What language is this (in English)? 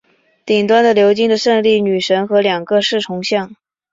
Chinese